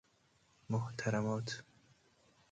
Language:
Persian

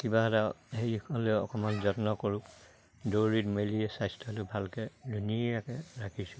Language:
Assamese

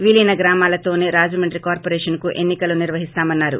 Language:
Telugu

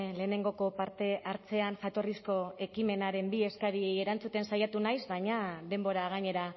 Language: Basque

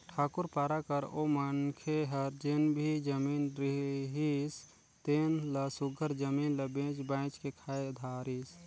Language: Chhattisgarhi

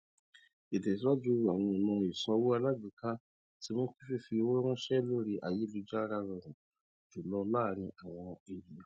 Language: Yoruba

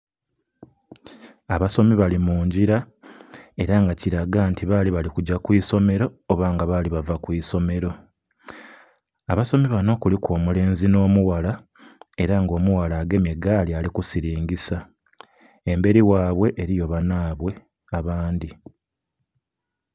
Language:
Soga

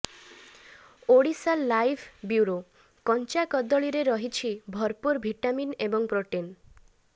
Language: Odia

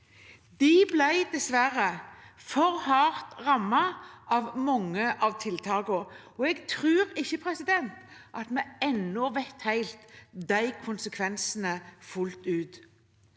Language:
Norwegian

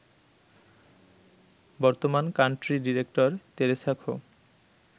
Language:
Bangla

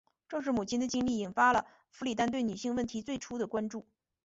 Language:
Chinese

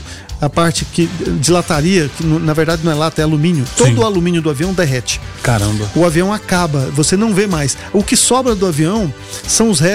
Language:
Portuguese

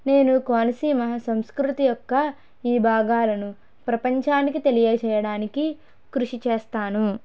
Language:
Telugu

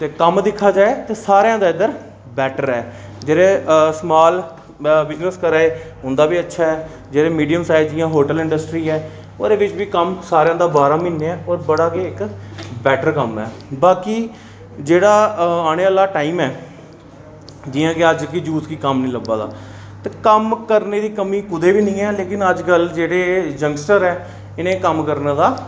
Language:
Dogri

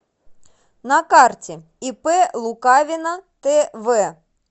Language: Russian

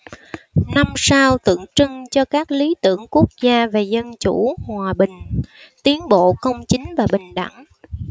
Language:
Vietnamese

